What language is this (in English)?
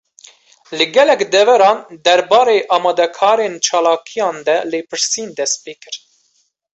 Kurdish